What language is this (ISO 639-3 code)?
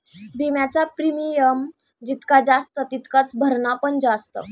mar